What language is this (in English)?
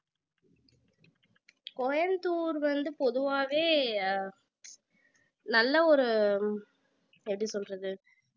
Tamil